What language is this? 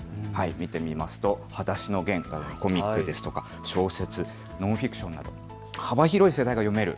Japanese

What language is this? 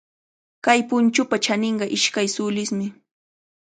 Cajatambo North Lima Quechua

